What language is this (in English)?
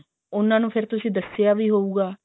Punjabi